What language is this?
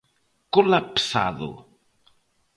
Galician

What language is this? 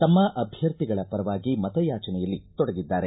Kannada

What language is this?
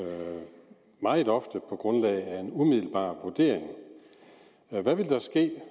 Danish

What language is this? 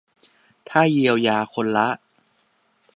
Thai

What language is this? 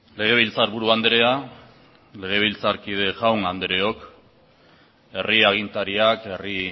Basque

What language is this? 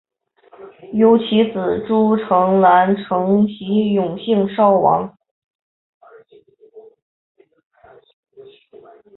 Chinese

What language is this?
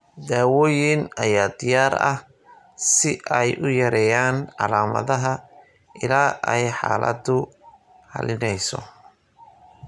Somali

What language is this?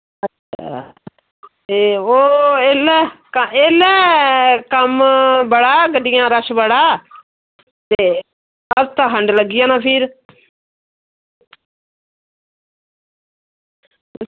Dogri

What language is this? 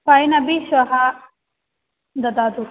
Sanskrit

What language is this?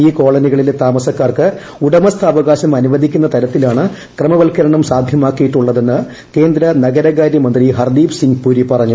Malayalam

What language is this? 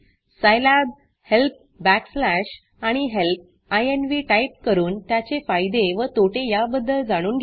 Marathi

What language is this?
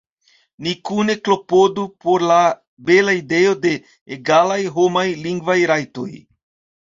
Esperanto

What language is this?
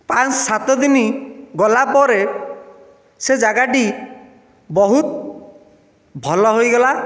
Odia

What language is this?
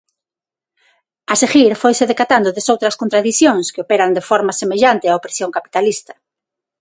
Galician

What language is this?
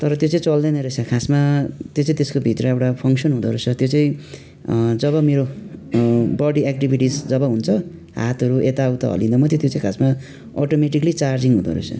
Nepali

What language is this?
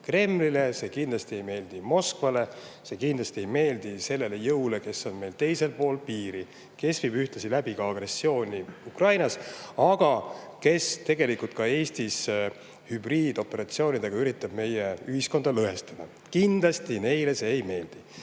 Estonian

